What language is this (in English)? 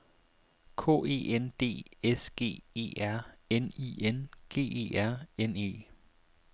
Danish